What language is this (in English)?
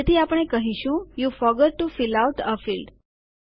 Gujarati